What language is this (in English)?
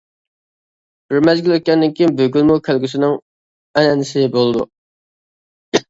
Uyghur